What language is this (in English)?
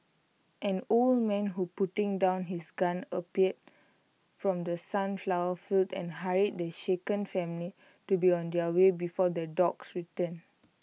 English